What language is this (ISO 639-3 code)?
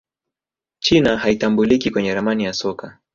swa